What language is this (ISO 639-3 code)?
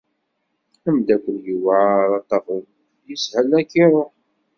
kab